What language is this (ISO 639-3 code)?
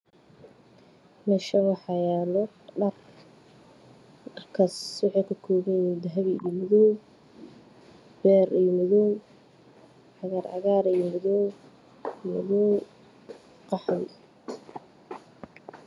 som